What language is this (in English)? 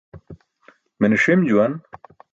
Burushaski